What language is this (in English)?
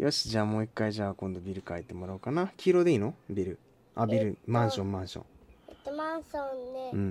Japanese